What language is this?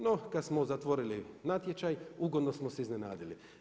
Croatian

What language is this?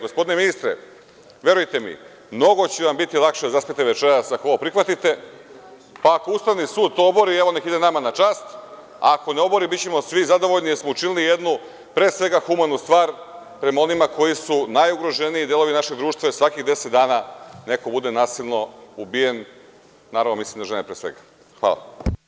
Serbian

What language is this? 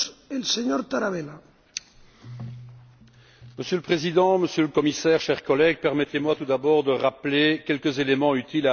French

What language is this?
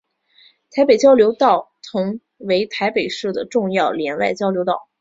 Chinese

